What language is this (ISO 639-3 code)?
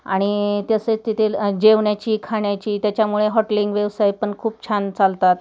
mar